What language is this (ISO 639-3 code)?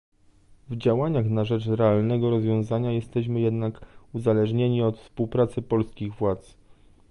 pol